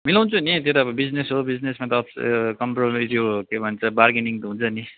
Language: Nepali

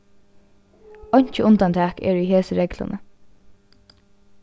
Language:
Faroese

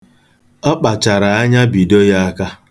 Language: Igbo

